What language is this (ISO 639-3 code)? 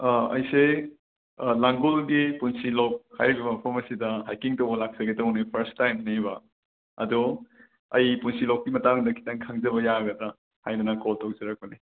mni